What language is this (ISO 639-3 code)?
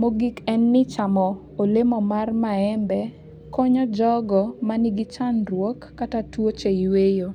luo